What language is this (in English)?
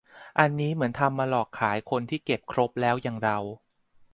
Thai